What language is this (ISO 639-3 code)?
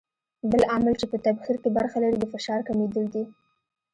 pus